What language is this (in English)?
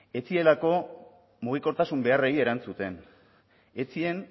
Basque